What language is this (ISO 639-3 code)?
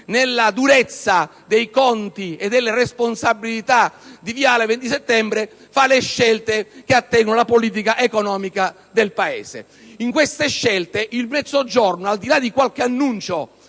ita